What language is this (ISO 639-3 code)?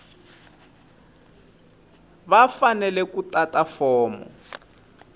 tso